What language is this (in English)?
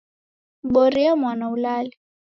Taita